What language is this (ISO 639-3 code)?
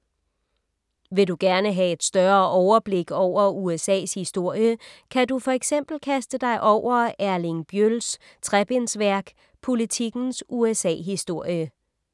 dan